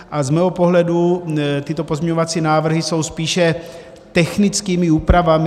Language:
Czech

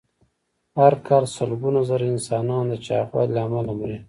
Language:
Pashto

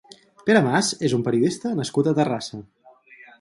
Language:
Catalan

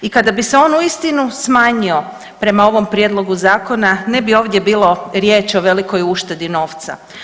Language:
Croatian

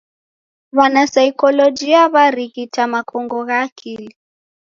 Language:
Taita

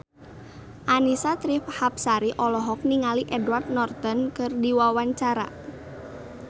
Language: Sundanese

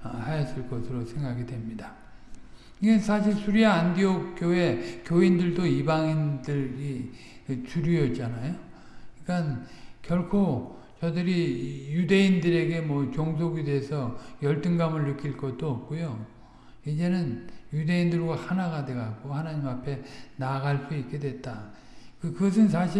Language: Korean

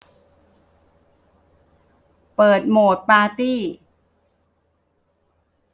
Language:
Thai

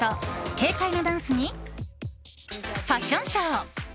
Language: Japanese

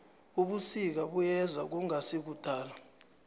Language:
South Ndebele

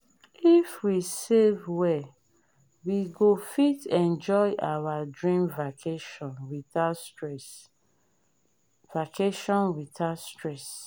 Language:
Nigerian Pidgin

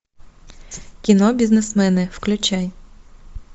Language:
Russian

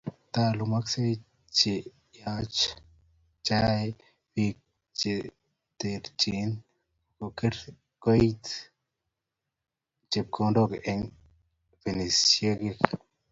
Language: Kalenjin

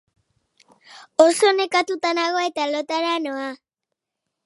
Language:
Basque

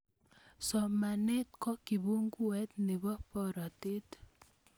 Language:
Kalenjin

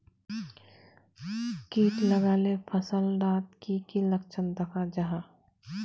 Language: Magahi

